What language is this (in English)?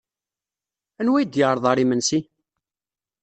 Kabyle